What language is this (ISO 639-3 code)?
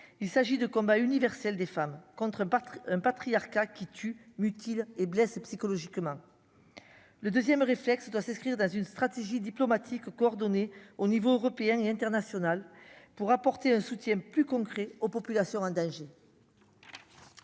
fra